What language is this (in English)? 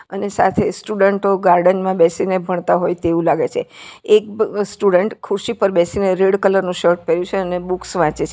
Gujarati